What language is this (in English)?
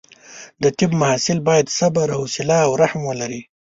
Pashto